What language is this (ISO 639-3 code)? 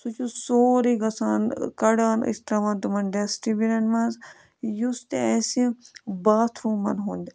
kas